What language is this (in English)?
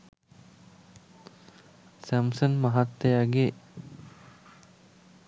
Sinhala